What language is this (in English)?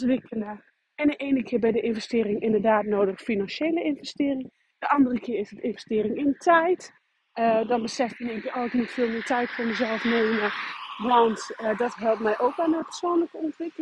Dutch